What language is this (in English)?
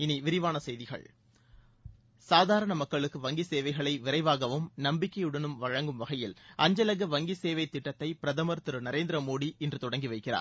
Tamil